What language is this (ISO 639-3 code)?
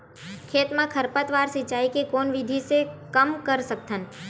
hne